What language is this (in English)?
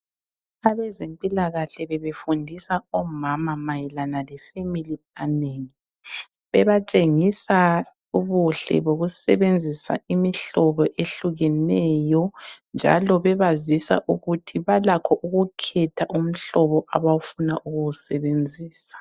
North Ndebele